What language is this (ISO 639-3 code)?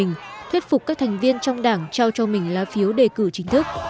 vie